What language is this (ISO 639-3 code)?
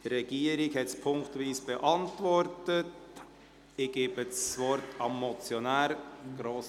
gsw